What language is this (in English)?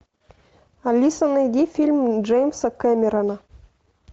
Russian